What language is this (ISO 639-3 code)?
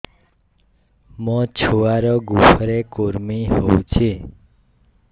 ori